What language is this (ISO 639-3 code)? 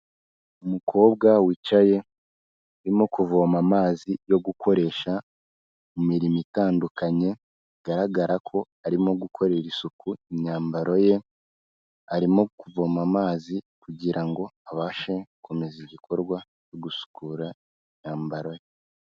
kin